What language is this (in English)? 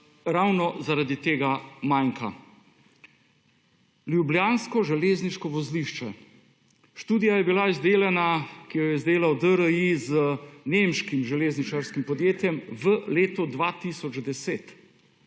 Slovenian